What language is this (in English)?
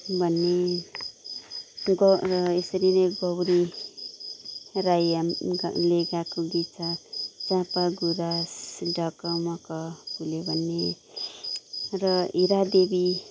Nepali